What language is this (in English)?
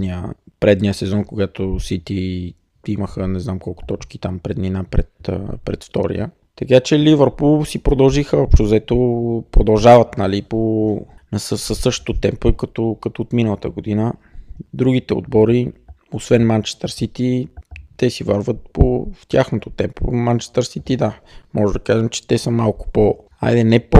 Bulgarian